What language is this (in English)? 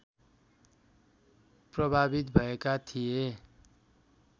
Nepali